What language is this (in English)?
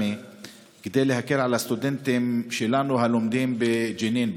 Hebrew